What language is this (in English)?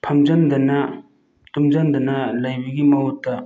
Manipuri